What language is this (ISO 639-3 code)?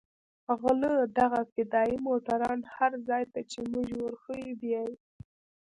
pus